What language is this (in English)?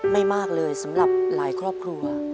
Thai